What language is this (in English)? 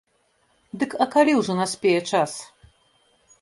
Belarusian